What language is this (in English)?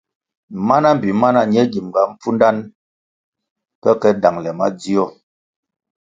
Kwasio